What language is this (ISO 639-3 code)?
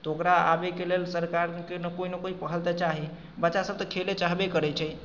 mai